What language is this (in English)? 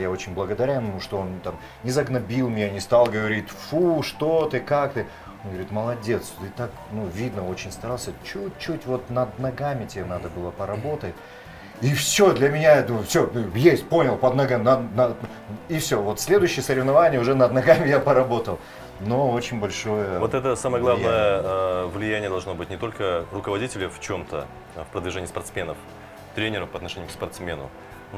Russian